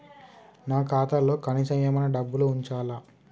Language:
Telugu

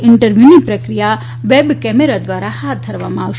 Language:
Gujarati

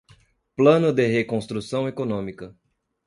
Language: Portuguese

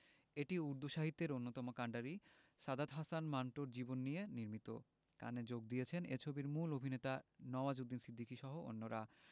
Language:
Bangla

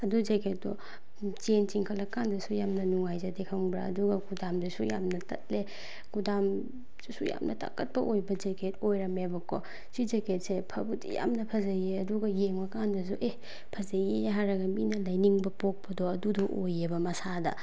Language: Manipuri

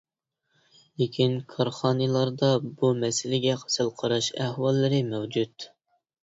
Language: Uyghur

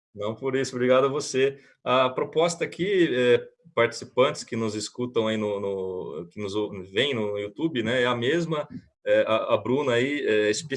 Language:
Portuguese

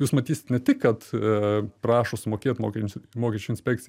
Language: Lithuanian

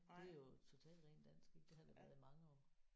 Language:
Danish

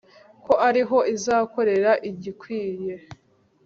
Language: Kinyarwanda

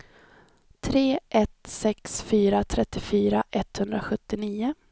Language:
Swedish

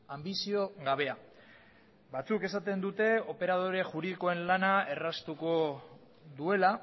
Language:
Basque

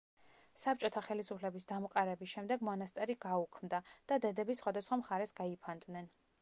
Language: Georgian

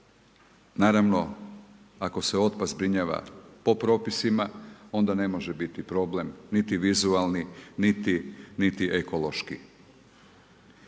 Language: Croatian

